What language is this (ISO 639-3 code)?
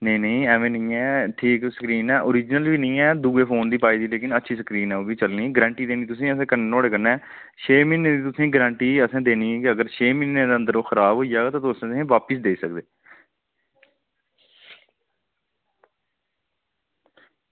doi